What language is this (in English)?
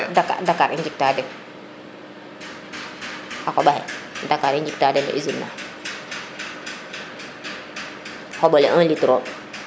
Serer